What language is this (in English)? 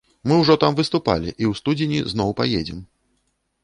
Belarusian